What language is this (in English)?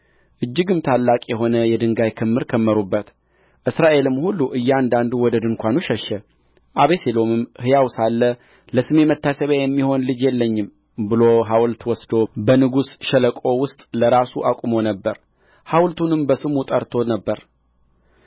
Amharic